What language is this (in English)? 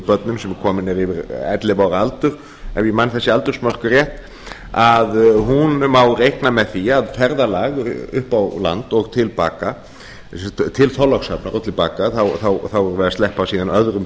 Icelandic